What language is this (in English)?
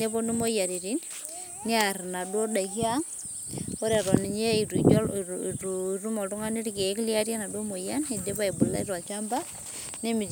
Masai